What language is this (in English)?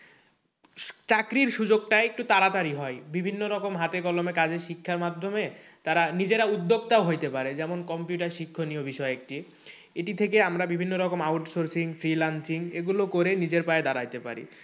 Bangla